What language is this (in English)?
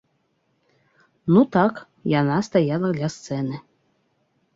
Belarusian